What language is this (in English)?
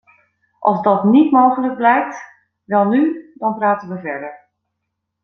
Dutch